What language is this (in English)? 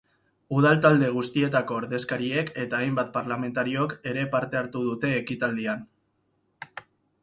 Basque